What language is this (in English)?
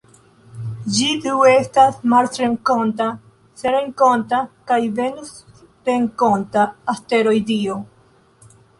Esperanto